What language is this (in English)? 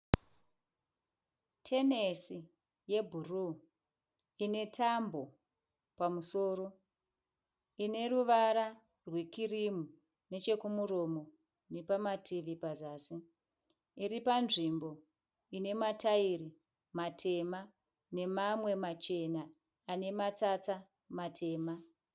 Shona